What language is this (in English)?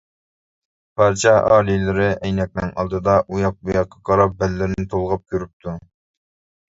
Uyghur